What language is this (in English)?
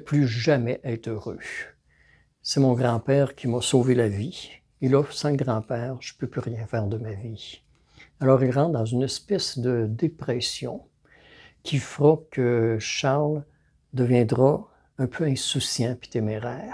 French